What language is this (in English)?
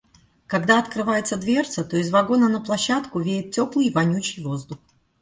Russian